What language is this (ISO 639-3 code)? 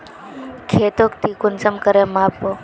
mag